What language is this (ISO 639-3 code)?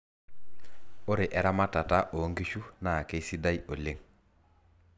mas